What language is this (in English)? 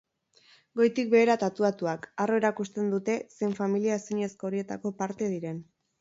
Basque